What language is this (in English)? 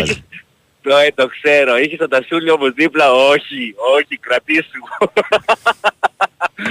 Greek